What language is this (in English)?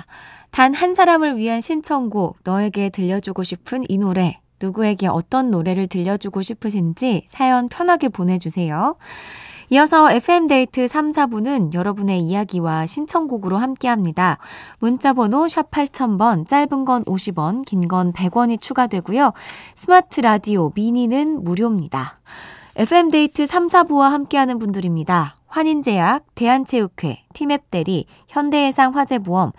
Korean